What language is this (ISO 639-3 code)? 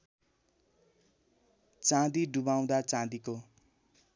nep